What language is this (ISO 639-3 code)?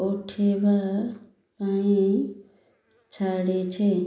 ori